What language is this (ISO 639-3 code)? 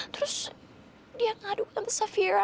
ind